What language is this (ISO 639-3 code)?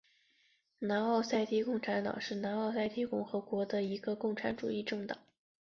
zho